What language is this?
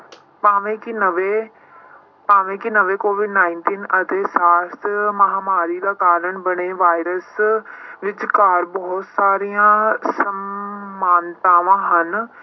Punjabi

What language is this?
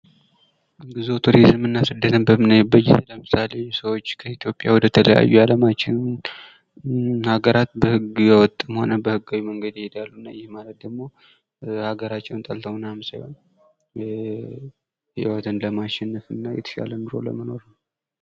Amharic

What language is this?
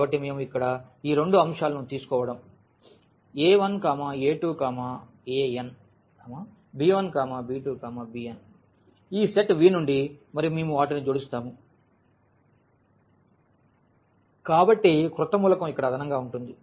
Telugu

